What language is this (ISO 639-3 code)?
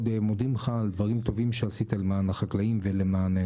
heb